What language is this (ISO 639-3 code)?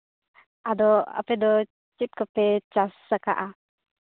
sat